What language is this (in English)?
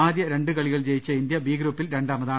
Malayalam